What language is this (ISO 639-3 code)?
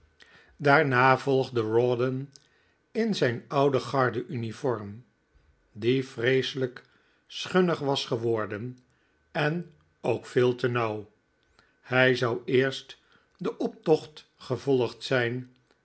nld